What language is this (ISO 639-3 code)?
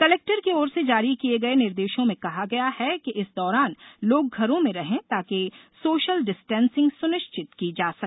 hin